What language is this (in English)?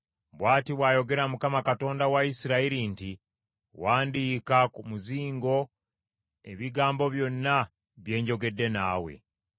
Ganda